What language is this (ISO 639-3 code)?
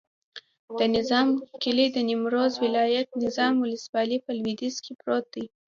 pus